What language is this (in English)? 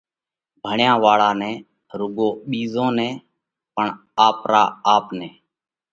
Parkari Koli